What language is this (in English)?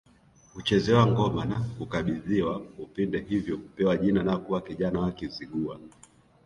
Swahili